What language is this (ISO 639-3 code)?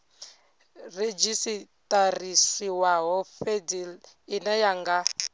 ven